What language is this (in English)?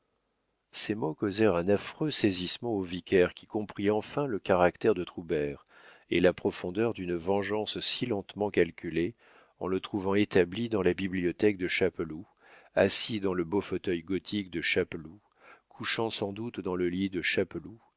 French